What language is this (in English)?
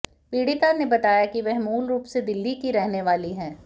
Hindi